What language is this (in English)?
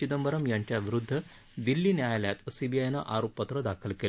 Marathi